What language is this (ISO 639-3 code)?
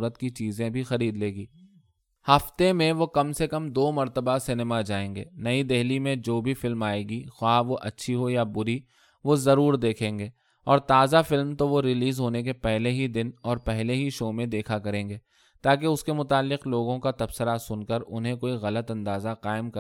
urd